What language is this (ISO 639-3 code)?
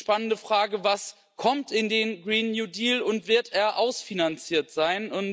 deu